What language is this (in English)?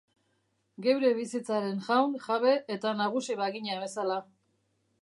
Basque